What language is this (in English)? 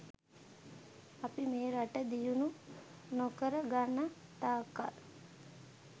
Sinhala